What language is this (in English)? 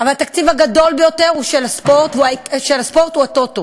Hebrew